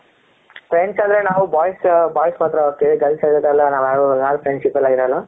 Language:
Kannada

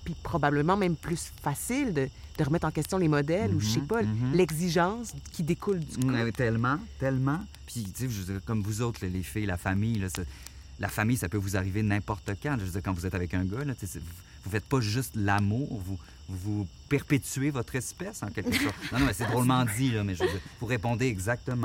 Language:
French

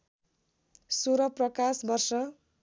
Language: Nepali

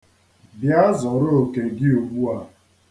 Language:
Igbo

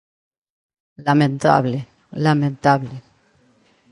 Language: Galician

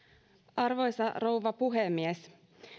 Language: Finnish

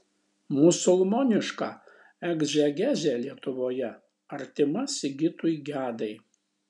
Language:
Lithuanian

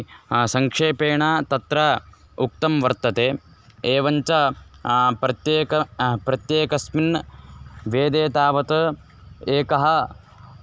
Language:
Sanskrit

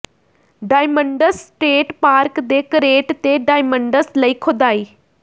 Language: Punjabi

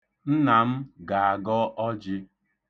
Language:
Igbo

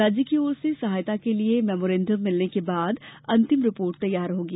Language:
Hindi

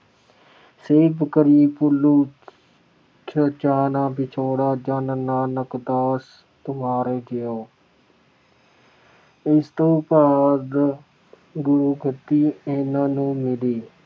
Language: Punjabi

